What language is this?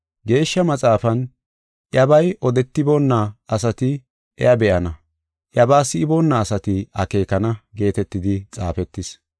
Gofa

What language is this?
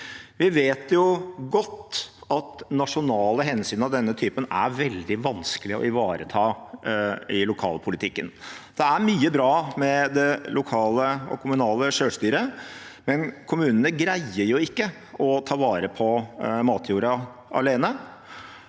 Norwegian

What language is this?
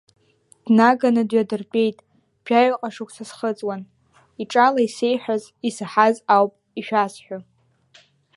Abkhazian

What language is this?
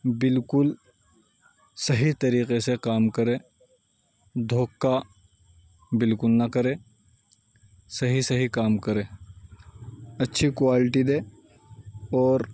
Urdu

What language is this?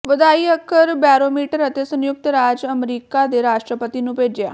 Punjabi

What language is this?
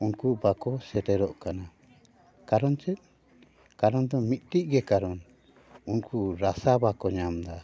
Santali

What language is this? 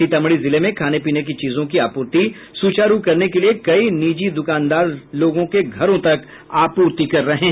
Hindi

